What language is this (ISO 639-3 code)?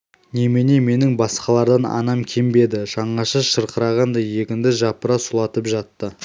kaz